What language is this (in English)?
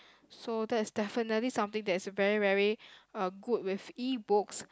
English